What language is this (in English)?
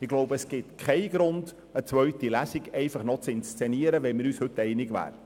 Swiss German